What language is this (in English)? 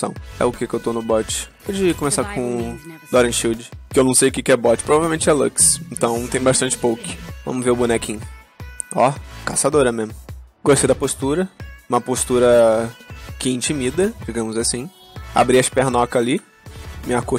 Portuguese